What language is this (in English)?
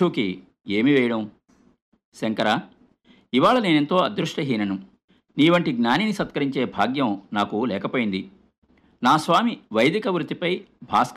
Telugu